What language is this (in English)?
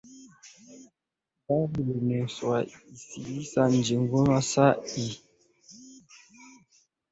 Swahili